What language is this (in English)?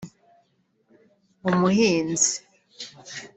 Kinyarwanda